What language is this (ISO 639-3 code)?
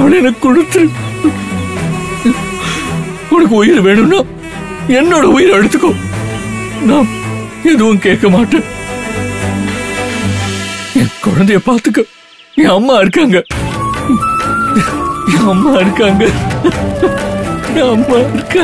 tam